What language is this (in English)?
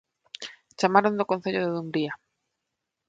Galician